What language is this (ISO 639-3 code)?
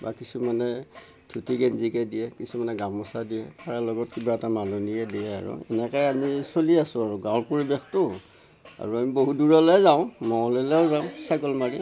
asm